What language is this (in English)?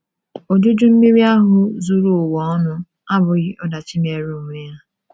Igbo